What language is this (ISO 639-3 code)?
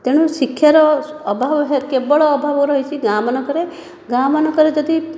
ori